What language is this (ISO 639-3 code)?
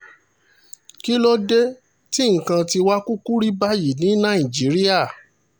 yor